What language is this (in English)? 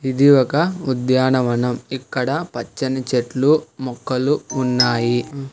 Telugu